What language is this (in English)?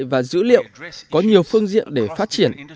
Vietnamese